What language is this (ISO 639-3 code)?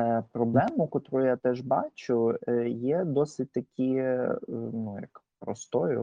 ukr